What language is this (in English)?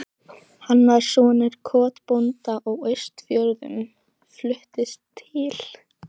Icelandic